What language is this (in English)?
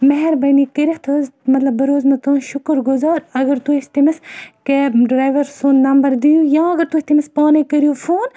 Kashmiri